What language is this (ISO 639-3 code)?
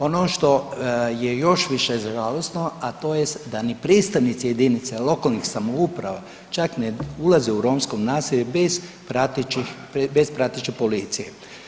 hrv